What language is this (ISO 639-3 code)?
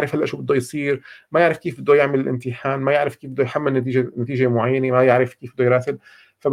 ara